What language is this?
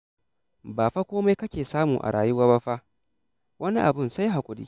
Hausa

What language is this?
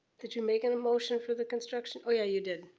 English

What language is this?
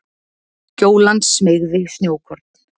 Icelandic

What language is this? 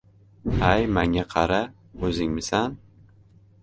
Uzbek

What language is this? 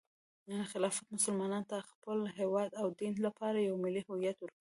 Pashto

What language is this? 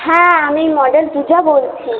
Bangla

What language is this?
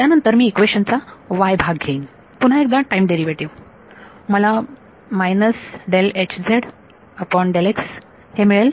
Marathi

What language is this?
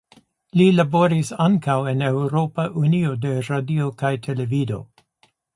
Esperanto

